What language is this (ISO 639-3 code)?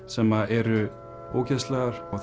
isl